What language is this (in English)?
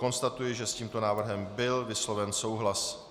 Czech